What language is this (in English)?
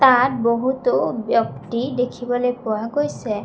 Assamese